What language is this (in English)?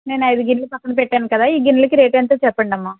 Telugu